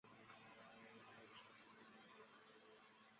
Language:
Chinese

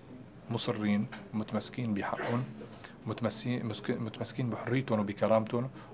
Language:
Arabic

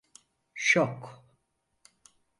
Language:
Turkish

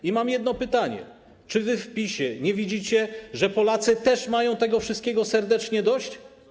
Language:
Polish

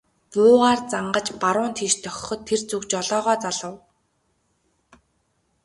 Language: Mongolian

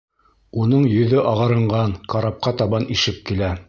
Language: Bashkir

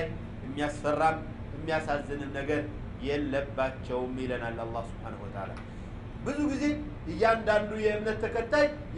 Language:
Arabic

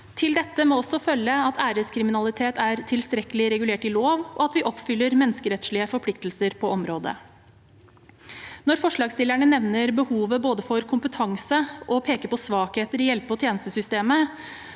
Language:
Norwegian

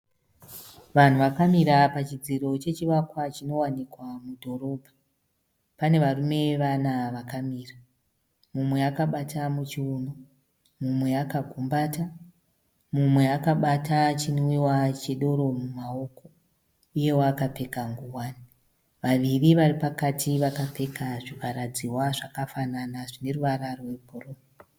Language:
Shona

